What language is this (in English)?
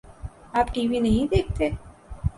Urdu